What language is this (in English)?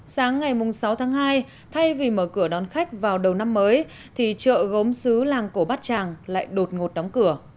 Vietnamese